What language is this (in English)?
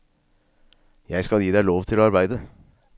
Norwegian